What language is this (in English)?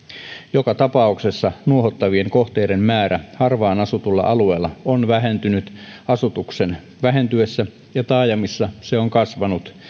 Finnish